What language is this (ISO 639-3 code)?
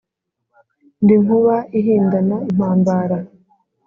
kin